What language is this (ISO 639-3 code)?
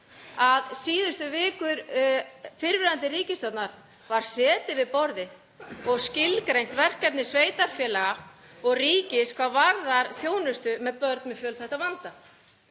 isl